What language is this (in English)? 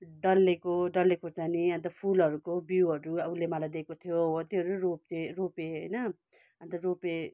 Nepali